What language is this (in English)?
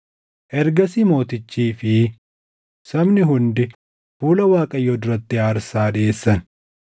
Oromo